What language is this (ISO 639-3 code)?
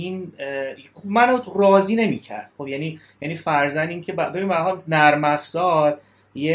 fas